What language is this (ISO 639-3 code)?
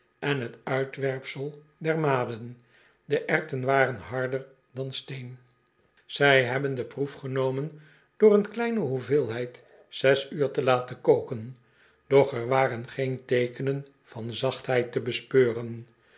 nld